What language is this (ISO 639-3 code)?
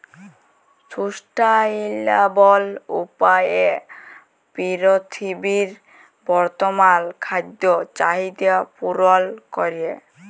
ben